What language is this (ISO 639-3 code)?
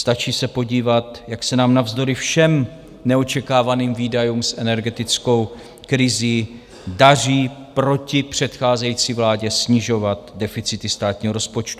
ces